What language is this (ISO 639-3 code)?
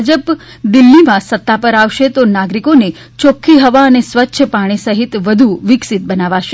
guj